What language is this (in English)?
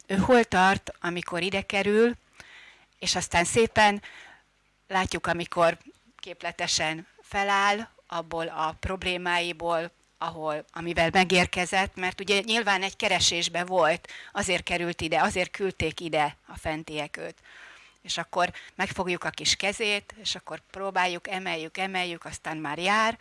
Hungarian